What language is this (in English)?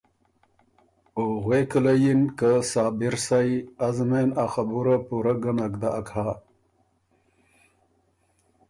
Ormuri